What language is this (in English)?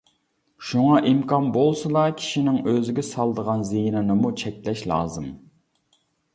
Uyghur